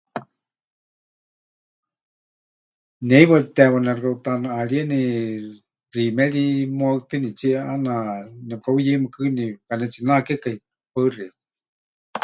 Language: Huichol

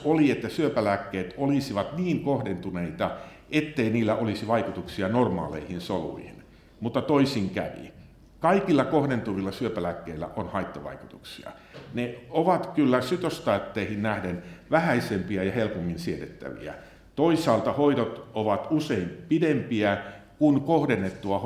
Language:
Finnish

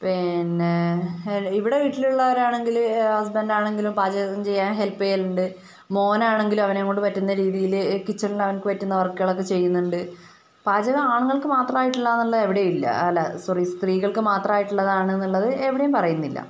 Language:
Malayalam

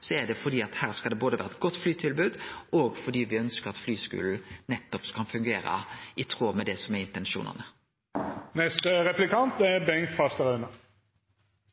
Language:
Norwegian Nynorsk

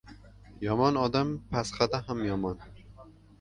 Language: Uzbek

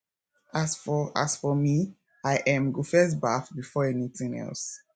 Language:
Nigerian Pidgin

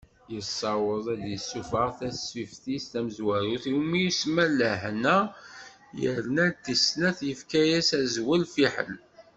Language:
Kabyle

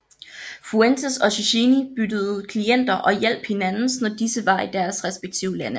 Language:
Danish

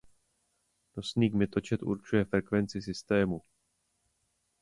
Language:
Czech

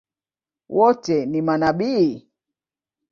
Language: Swahili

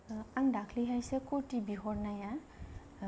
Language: Bodo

